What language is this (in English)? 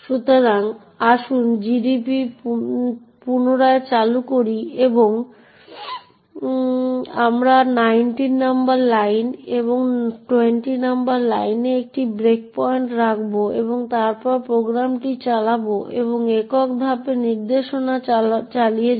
Bangla